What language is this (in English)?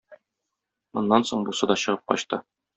Tatar